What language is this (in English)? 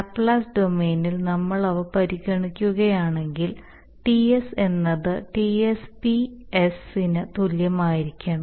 Malayalam